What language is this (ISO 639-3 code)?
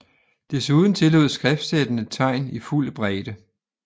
dan